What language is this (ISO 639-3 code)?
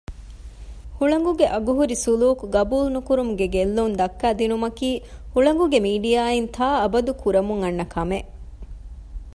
div